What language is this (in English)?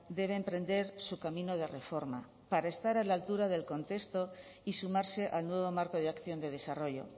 Spanish